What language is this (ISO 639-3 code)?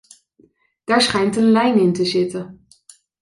nld